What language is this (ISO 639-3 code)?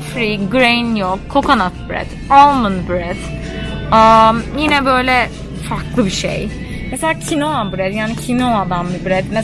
tur